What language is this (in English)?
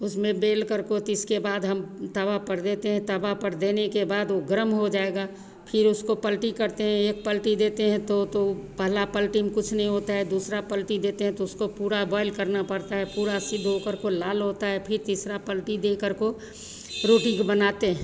Hindi